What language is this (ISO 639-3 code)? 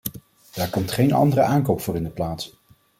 nld